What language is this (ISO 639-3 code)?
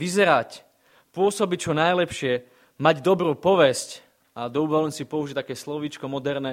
slk